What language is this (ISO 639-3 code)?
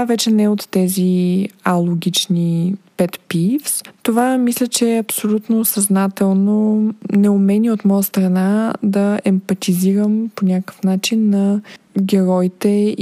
bul